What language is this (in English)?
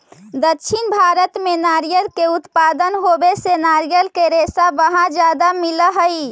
Magahi